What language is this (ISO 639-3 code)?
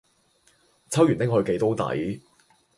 yue